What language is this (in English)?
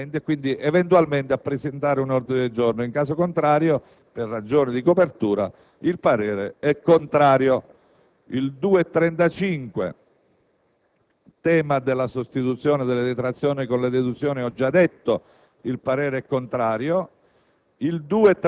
Italian